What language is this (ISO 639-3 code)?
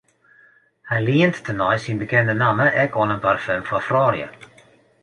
fry